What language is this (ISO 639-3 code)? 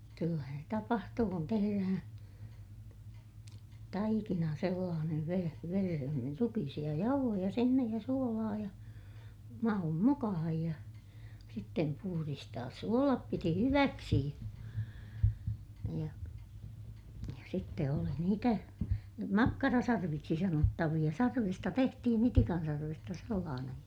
fin